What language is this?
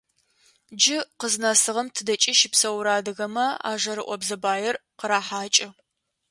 Adyghe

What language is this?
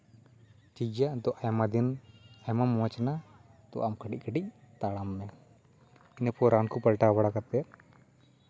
Santali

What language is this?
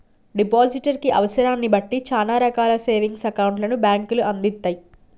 Telugu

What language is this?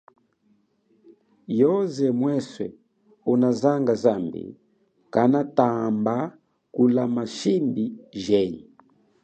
Chokwe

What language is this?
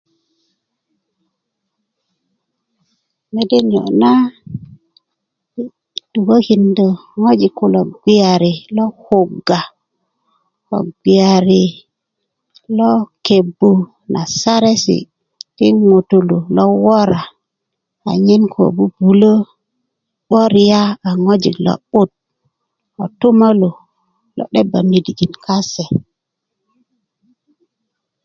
Kuku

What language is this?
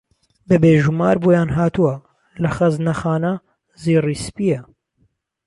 Central Kurdish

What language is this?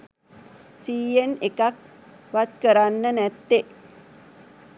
Sinhala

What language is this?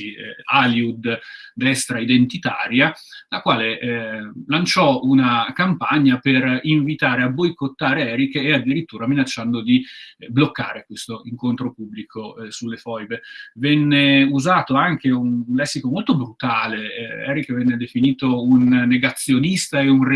Italian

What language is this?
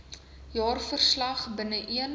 Afrikaans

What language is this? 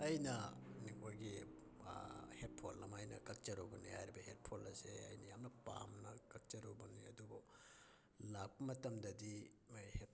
Manipuri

